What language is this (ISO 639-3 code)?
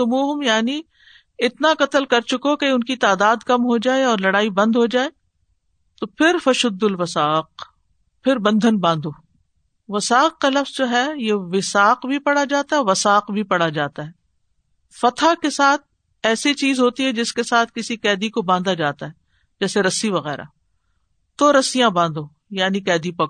urd